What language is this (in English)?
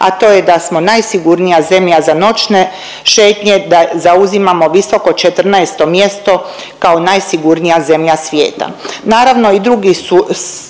Croatian